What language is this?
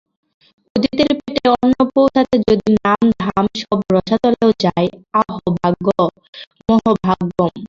Bangla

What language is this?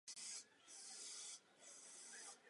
Czech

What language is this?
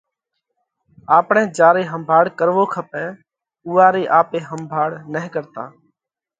Parkari Koli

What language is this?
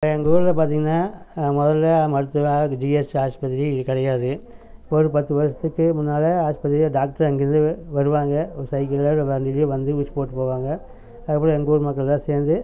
Tamil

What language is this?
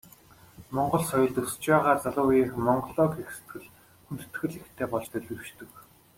Mongolian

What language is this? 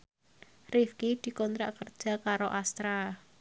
Javanese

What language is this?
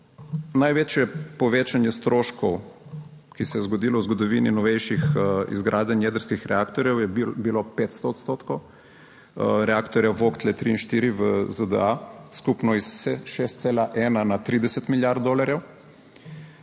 Slovenian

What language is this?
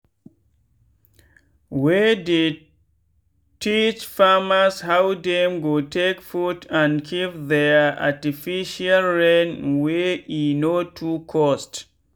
Nigerian Pidgin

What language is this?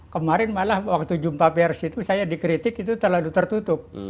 Indonesian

